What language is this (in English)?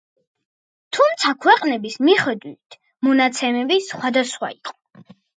Georgian